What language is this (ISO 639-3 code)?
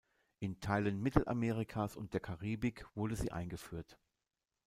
deu